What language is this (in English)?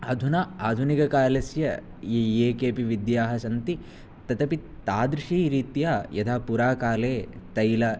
Sanskrit